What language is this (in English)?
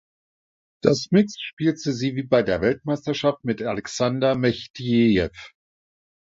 German